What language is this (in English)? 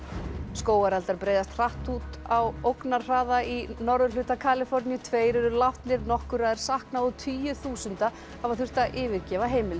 Icelandic